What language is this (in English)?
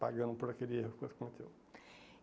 Portuguese